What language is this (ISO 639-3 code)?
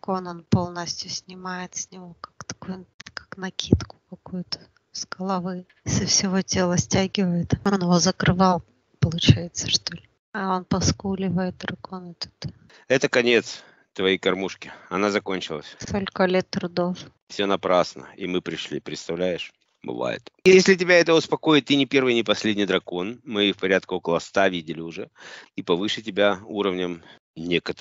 rus